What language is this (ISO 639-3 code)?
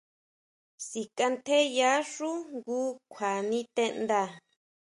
mau